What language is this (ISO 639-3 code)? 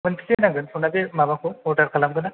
brx